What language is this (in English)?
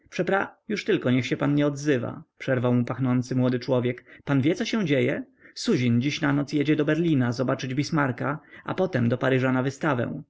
Polish